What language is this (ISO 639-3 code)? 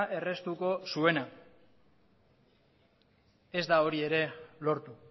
eus